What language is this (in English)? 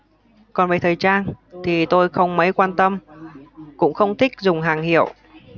Vietnamese